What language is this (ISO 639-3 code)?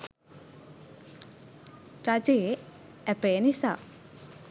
sin